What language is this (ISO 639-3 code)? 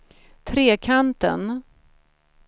swe